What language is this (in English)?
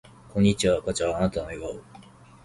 Japanese